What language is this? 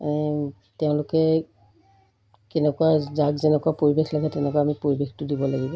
Assamese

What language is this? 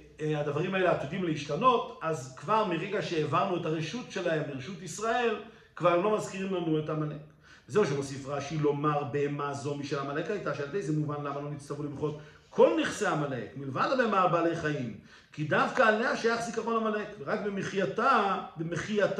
Hebrew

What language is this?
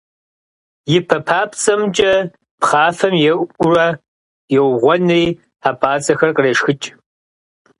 Kabardian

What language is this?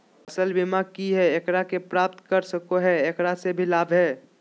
Magahi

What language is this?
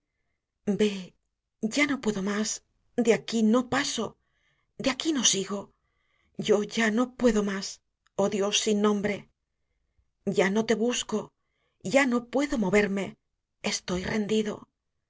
Spanish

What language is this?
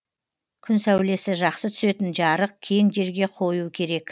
Kazakh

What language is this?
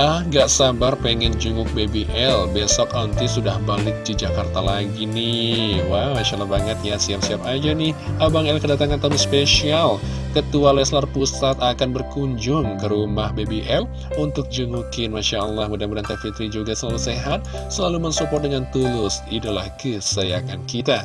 Indonesian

